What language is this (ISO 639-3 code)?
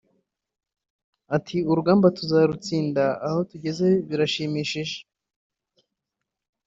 kin